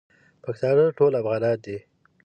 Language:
Pashto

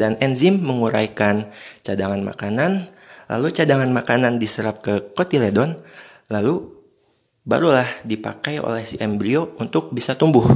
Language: Indonesian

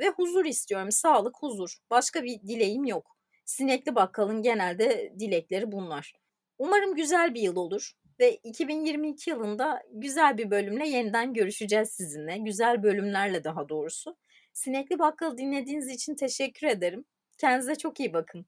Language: Turkish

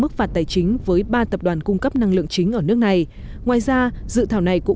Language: Vietnamese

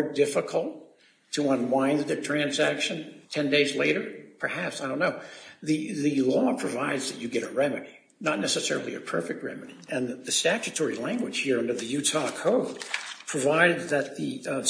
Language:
English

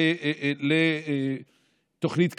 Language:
Hebrew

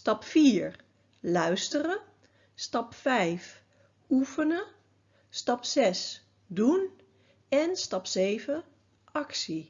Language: Dutch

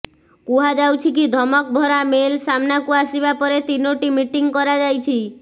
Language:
Odia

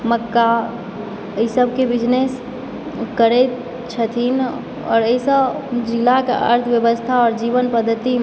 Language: Maithili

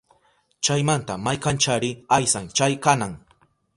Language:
Southern Pastaza Quechua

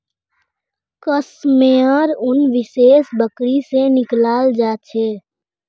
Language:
Magahi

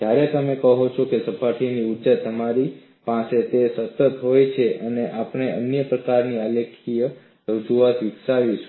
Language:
Gujarati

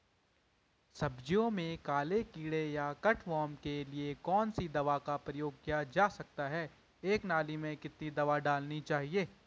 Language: Hindi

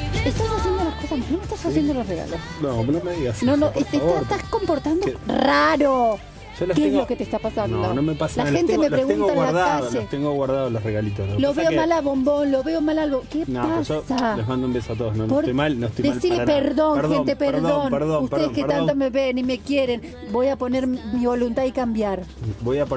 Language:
Spanish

